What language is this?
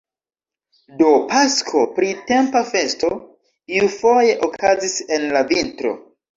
Esperanto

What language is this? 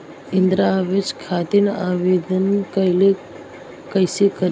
Bhojpuri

